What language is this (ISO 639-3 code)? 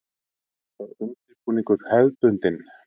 isl